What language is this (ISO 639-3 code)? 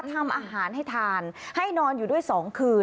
tha